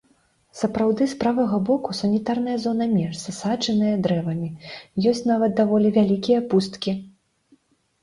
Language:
Belarusian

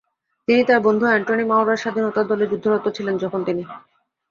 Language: Bangla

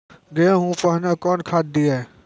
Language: Maithili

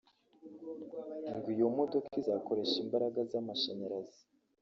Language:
Kinyarwanda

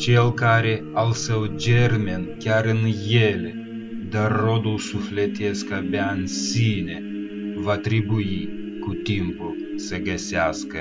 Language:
Romanian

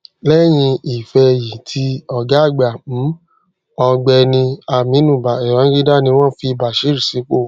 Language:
Yoruba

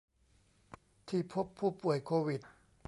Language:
Thai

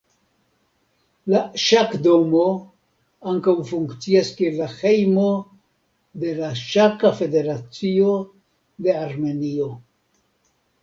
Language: Esperanto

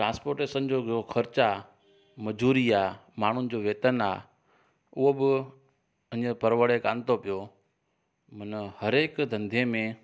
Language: Sindhi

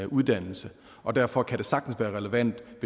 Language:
Danish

